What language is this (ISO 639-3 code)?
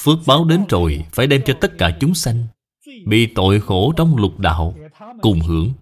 vie